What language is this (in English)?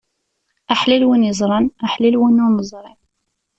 Kabyle